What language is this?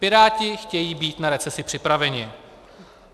Czech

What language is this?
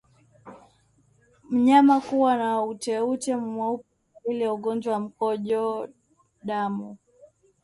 Swahili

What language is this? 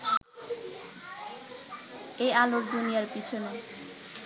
Bangla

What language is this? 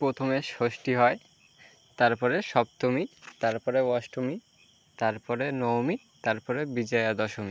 Bangla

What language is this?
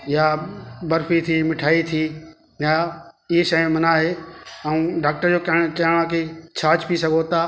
Sindhi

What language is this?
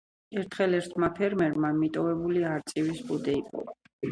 Georgian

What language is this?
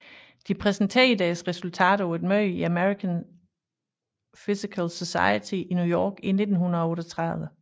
Danish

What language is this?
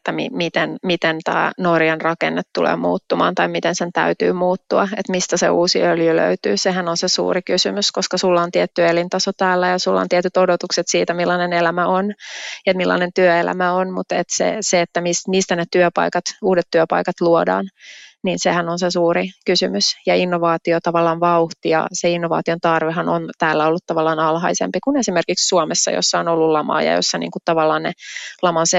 Finnish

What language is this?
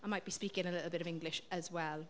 English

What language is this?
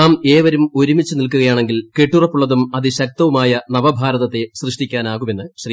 Malayalam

